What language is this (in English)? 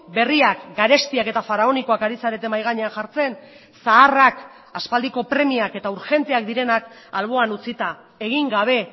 Basque